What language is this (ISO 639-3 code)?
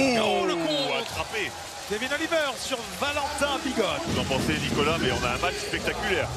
fra